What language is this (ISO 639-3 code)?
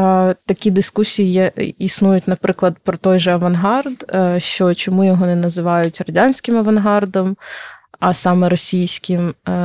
ukr